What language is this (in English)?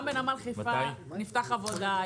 Hebrew